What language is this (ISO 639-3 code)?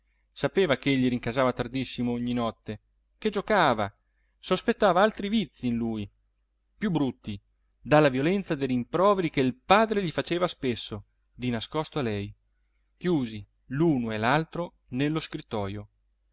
ita